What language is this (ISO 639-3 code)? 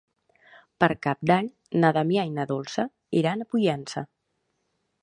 cat